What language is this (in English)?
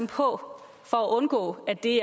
Danish